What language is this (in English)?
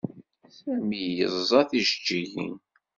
Kabyle